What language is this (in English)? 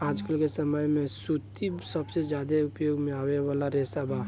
Bhojpuri